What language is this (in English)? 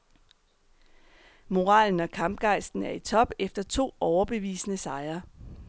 Danish